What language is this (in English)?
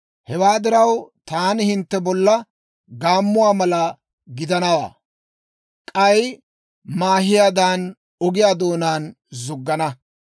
Dawro